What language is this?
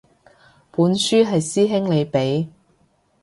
Cantonese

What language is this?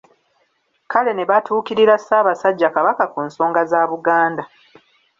Ganda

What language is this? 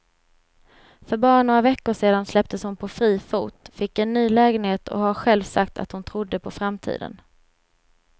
Swedish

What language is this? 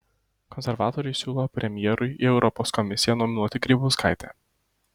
Lithuanian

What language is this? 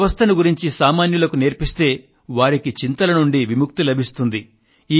Telugu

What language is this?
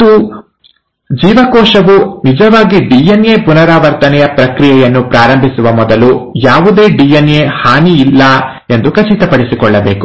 Kannada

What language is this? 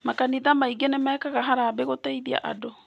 Kikuyu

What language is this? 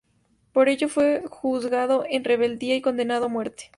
Spanish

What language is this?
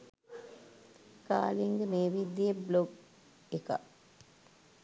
Sinhala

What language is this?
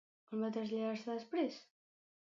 Catalan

